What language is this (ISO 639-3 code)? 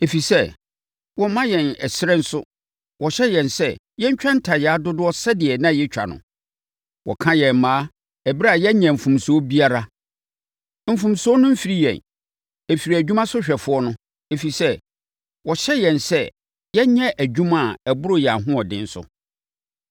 aka